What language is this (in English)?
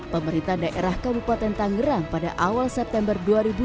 Indonesian